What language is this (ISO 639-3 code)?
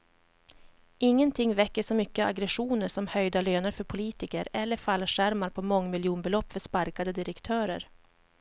swe